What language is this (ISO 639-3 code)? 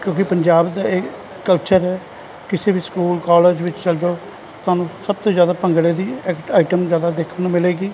pan